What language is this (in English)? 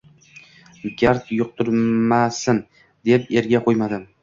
Uzbek